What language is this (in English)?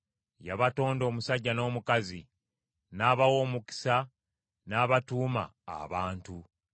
Ganda